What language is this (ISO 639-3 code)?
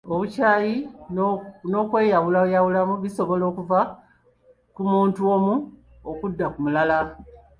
lug